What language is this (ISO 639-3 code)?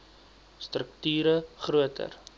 afr